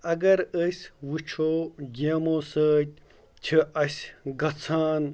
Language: Kashmiri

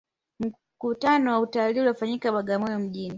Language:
Swahili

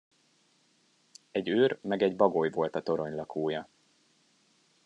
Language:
Hungarian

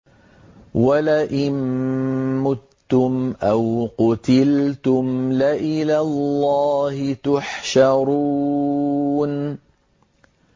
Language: Arabic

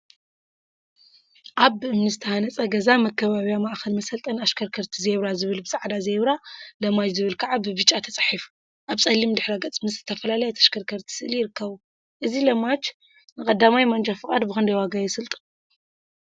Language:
Tigrinya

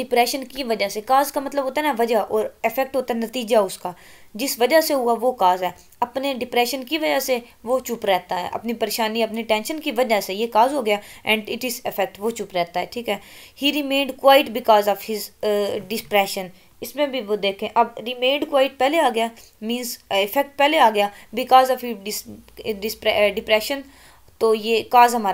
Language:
Romanian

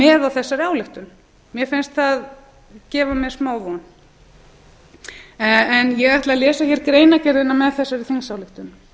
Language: Icelandic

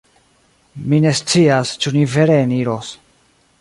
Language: Esperanto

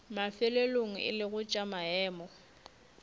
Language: Northern Sotho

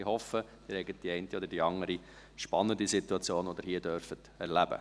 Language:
Swiss German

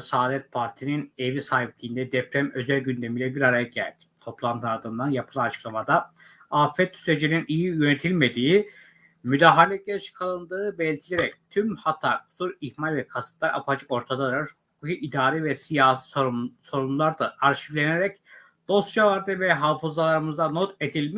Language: Turkish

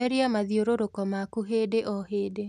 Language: Kikuyu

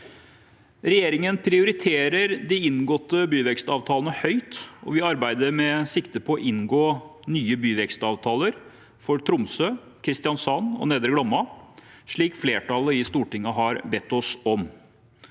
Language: Norwegian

